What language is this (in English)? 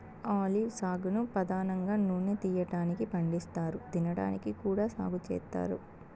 Telugu